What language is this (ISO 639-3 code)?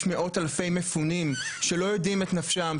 heb